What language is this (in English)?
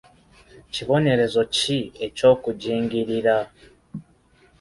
Ganda